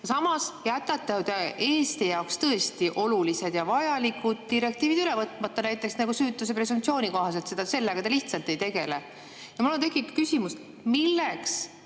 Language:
Estonian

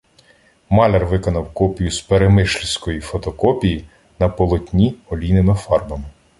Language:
Ukrainian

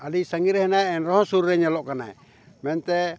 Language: Santali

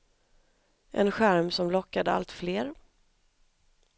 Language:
Swedish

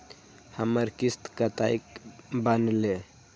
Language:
Maithili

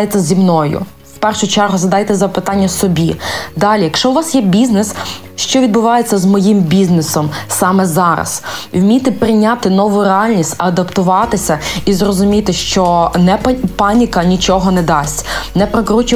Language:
Ukrainian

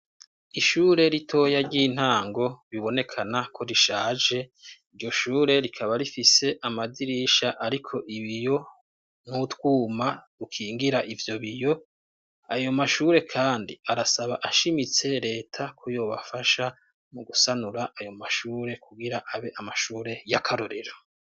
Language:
Rundi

